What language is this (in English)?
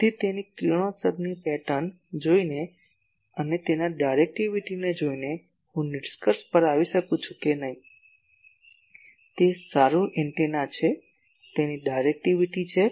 Gujarati